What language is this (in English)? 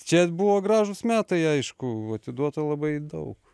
Lithuanian